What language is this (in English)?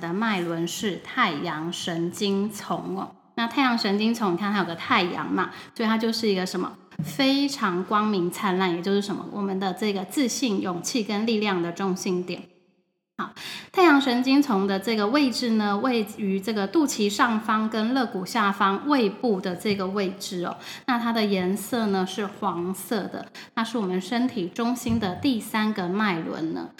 Chinese